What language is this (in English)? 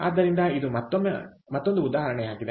Kannada